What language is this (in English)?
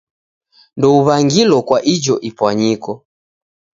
Taita